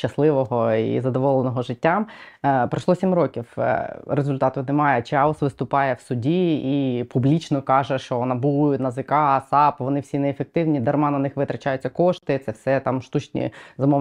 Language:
Ukrainian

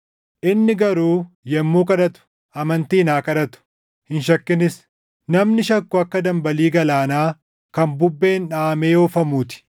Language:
Oromo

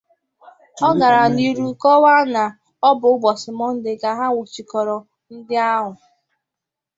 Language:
Igbo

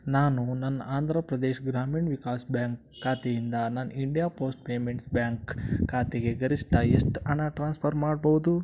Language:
Kannada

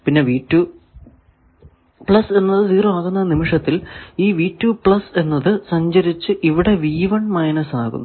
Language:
Malayalam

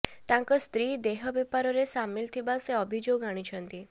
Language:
Odia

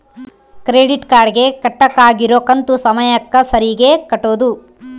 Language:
Kannada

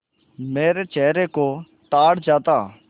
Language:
Hindi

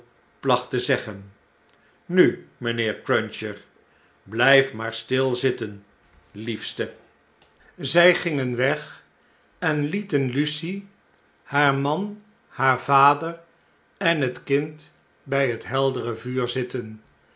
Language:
Dutch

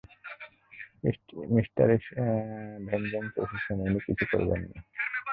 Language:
Bangla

